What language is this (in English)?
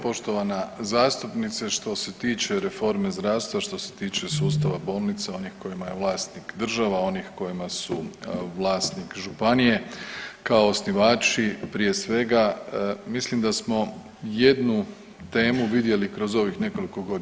Croatian